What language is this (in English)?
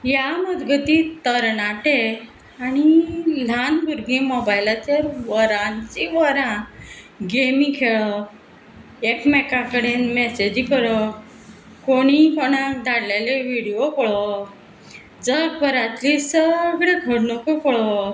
Konkani